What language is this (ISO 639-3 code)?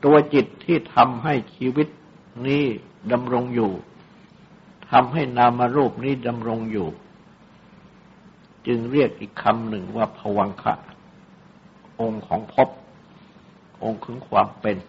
tha